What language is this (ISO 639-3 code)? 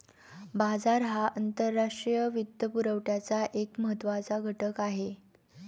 mar